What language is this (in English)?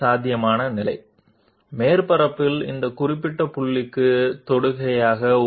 Telugu